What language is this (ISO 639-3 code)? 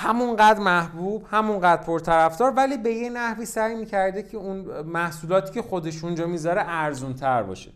fas